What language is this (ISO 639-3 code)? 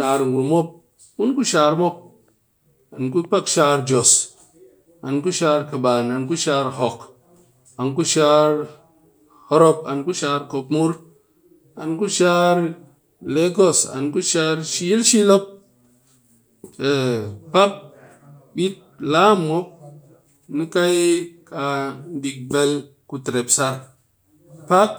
cky